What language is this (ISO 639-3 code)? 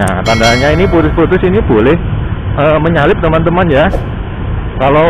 ind